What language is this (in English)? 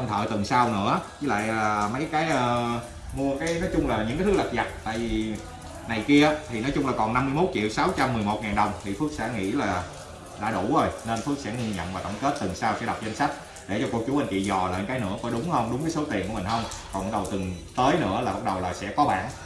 Vietnamese